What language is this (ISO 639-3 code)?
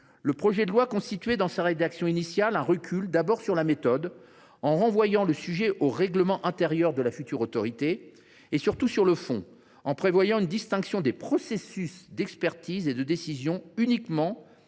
fra